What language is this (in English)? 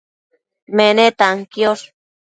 Matsés